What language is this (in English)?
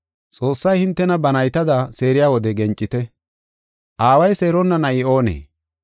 Gofa